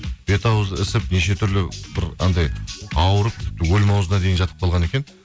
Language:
Kazakh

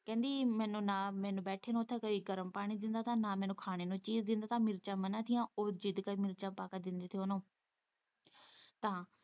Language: Punjabi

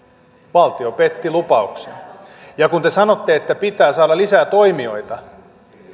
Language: Finnish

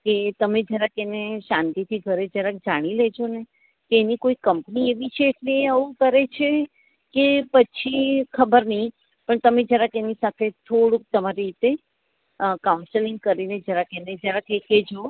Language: Gujarati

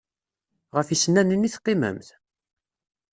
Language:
Kabyle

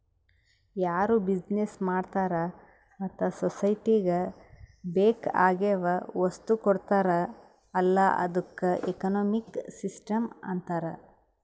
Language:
Kannada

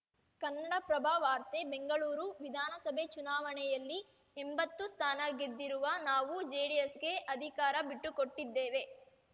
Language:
Kannada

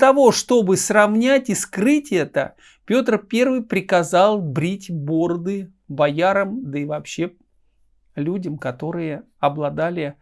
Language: Russian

